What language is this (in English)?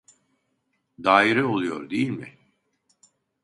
Turkish